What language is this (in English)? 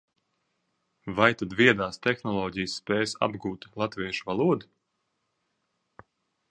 Latvian